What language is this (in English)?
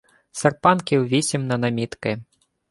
Ukrainian